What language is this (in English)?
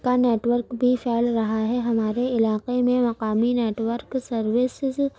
Urdu